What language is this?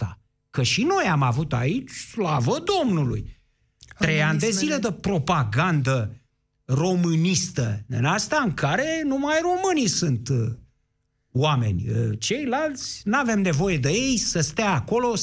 Romanian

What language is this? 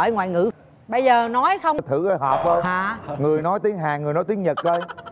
Vietnamese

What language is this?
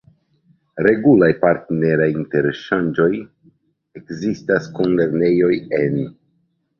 Esperanto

